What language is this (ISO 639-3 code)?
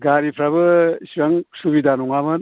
brx